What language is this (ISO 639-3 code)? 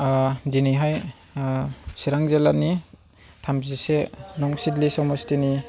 brx